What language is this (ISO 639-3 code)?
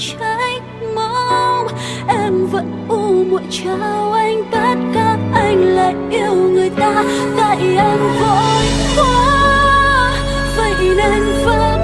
vie